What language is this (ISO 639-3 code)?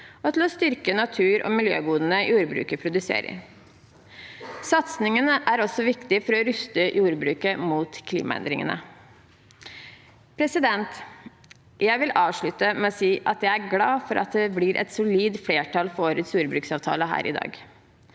nor